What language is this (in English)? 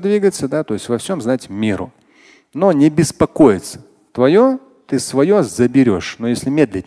Russian